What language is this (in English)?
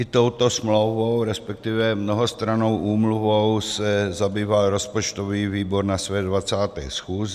Czech